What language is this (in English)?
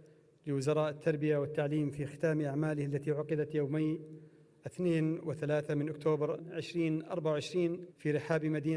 Arabic